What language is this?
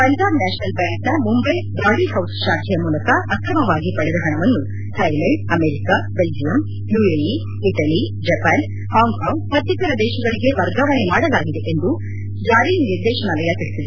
Kannada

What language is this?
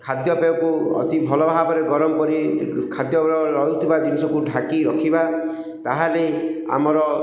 Odia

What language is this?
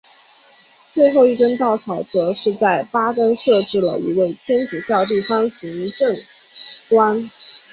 Chinese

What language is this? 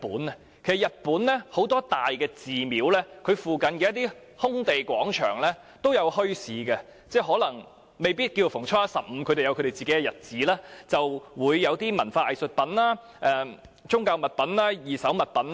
Cantonese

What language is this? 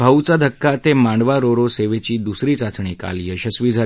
Marathi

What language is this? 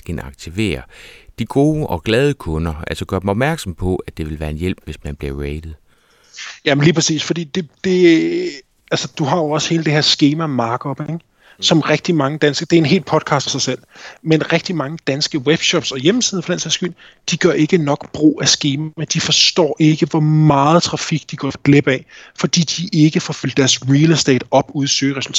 Danish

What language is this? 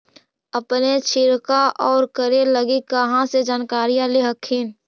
Magahi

